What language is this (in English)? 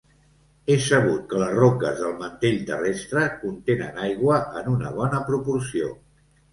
Catalan